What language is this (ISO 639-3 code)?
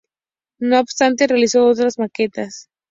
spa